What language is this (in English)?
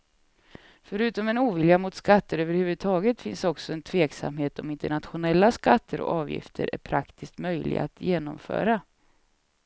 Swedish